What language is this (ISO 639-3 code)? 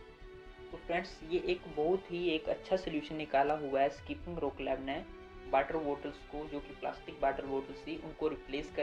hin